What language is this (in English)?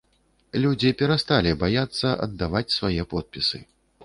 Belarusian